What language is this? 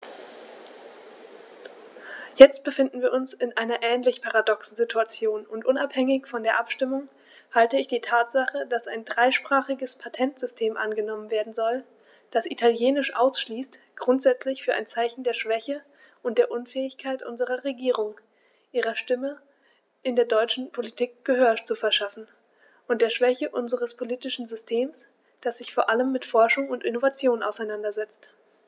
German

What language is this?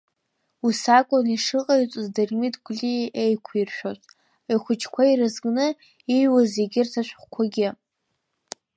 Abkhazian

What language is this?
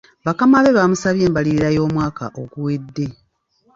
Ganda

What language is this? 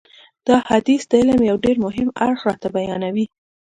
Pashto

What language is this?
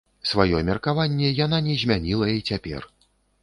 Belarusian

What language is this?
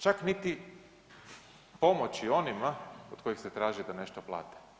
Croatian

